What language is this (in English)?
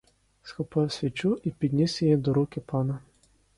Ukrainian